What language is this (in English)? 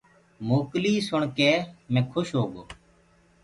Gurgula